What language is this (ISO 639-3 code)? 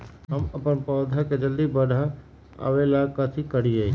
mag